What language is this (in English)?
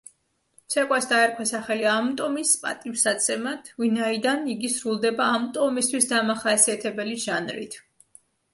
Georgian